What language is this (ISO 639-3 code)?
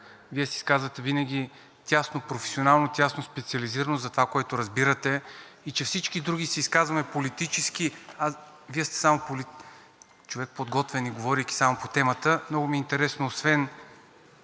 bul